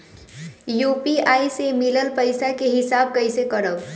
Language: Bhojpuri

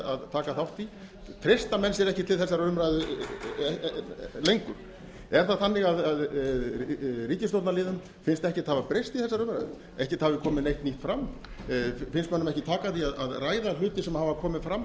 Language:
Icelandic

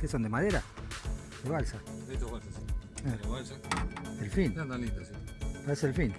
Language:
Spanish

